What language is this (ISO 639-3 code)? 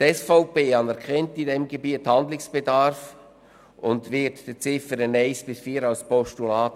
gsw